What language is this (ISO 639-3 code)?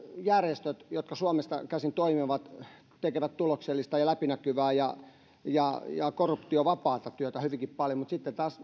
fin